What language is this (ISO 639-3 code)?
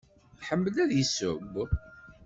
kab